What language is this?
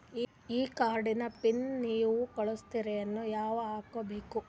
Kannada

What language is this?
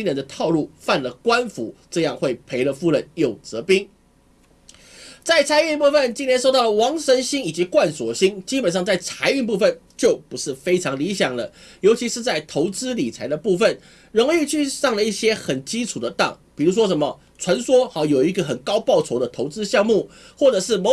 Chinese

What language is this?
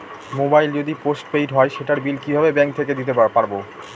Bangla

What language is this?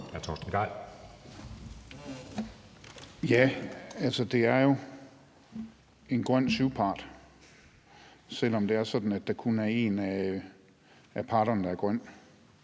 Danish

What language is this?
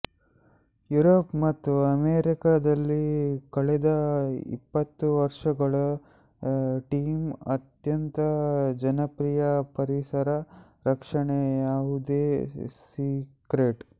Kannada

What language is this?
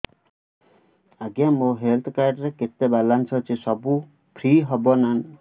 Odia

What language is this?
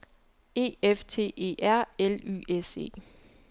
Danish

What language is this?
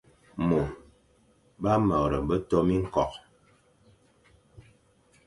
Fang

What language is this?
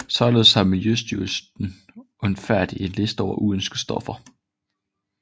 Danish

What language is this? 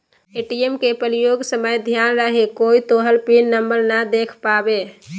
Magahi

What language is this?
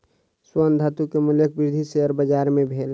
Maithili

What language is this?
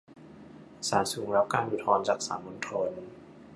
Thai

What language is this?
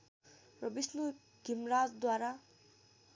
Nepali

